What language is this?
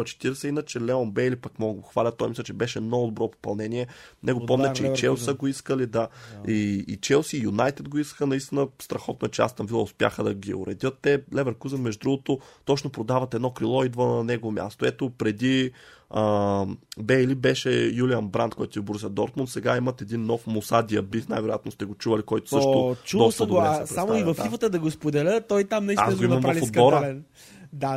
Bulgarian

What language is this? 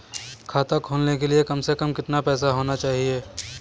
Hindi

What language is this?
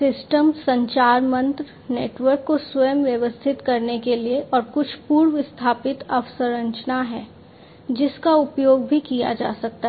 Hindi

